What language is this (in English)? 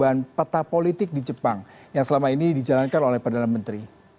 Indonesian